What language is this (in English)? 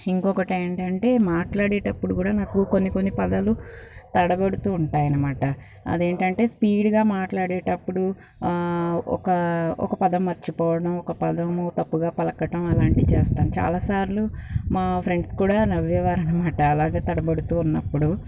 Telugu